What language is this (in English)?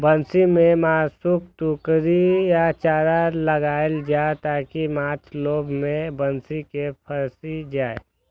Maithili